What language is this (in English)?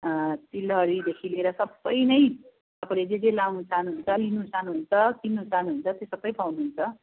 Nepali